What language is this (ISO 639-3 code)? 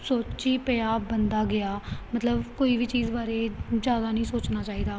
pan